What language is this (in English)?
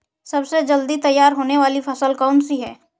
Hindi